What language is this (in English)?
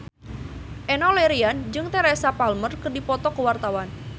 Sundanese